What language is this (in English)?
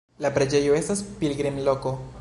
Esperanto